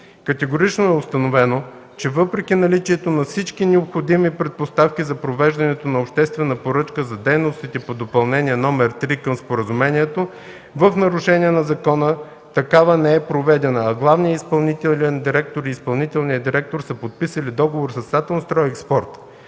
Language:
Bulgarian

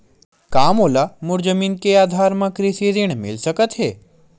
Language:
Chhattisgarhi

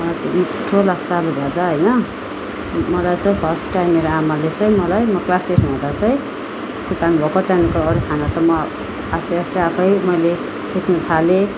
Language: Nepali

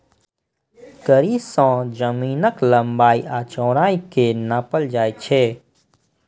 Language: Maithili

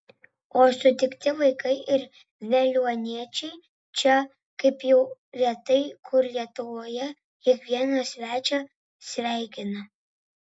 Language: Lithuanian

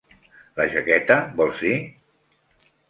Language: Catalan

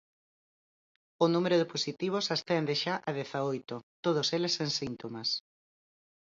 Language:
Galician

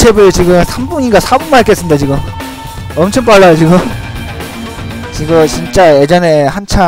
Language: Korean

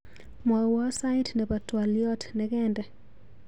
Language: Kalenjin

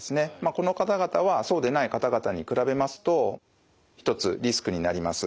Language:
Japanese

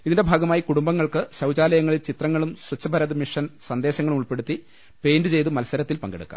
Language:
Malayalam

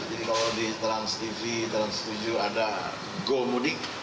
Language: Indonesian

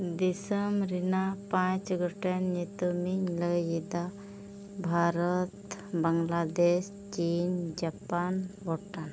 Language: Santali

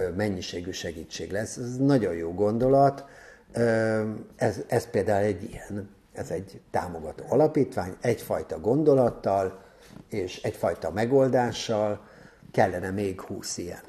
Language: Hungarian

